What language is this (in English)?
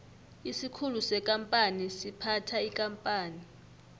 South Ndebele